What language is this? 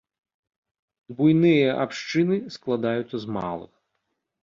Belarusian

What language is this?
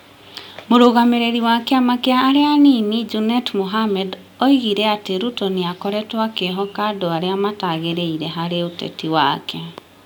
Kikuyu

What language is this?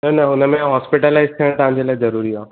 Sindhi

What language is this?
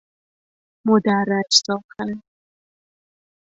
Persian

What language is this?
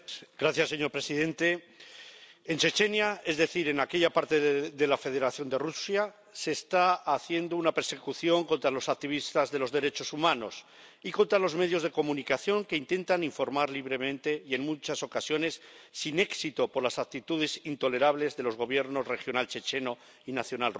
Spanish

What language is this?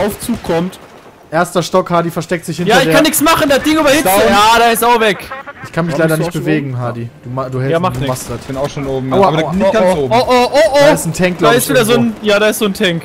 German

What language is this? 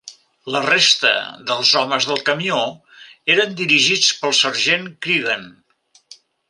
Catalan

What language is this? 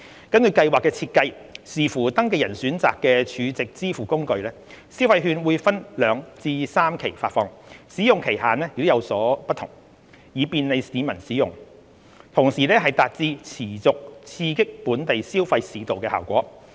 Cantonese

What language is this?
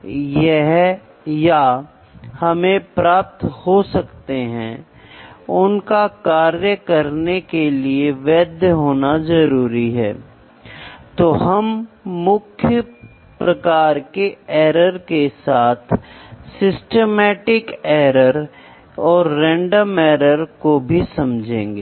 Hindi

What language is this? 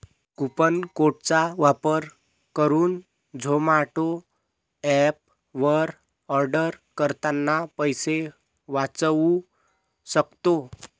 Marathi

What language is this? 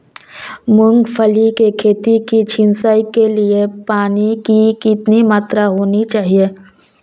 Hindi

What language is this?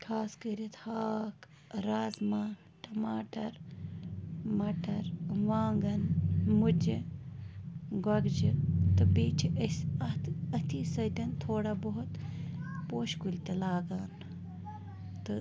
Kashmiri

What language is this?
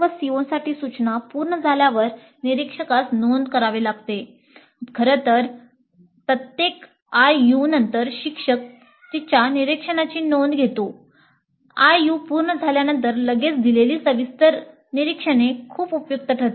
Marathi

